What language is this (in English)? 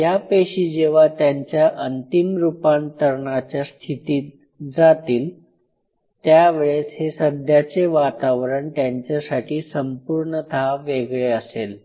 Marathi